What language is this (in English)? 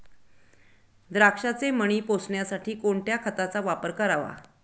Marathi